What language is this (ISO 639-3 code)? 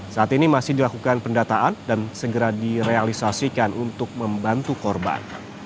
ind